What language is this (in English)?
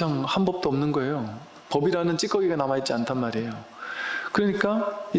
Korean